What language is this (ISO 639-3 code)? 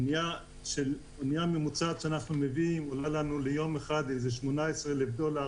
heb